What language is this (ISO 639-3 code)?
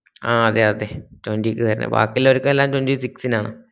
mal